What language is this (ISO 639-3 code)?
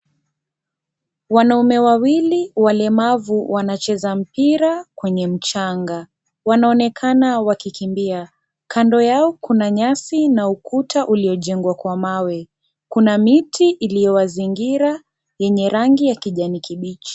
swa